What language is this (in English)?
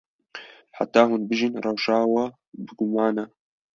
Kurdish